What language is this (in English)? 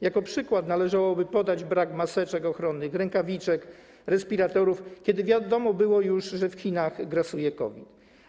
Polish